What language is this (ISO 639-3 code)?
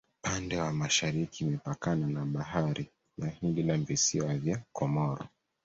swa